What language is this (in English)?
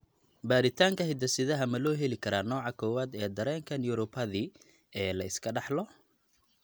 Somali